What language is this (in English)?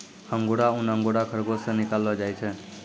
Maithili